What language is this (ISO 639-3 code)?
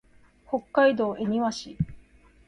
jpn